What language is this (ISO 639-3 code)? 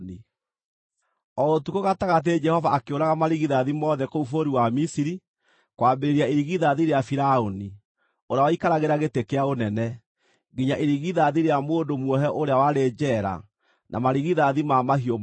kik